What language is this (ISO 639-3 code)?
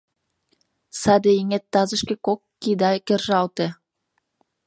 chm